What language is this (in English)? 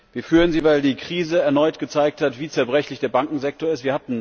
German